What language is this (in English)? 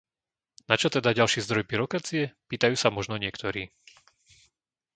Slovak